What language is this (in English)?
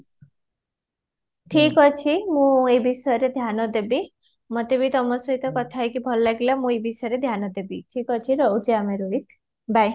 Odia